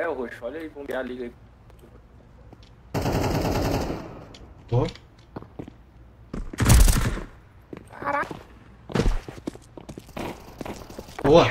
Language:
Portuguese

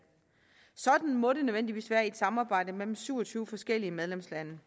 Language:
Danish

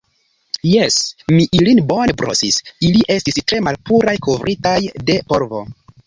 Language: Esperanto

